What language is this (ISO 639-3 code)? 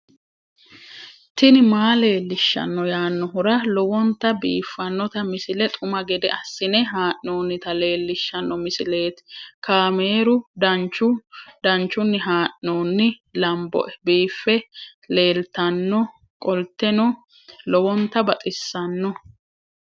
sid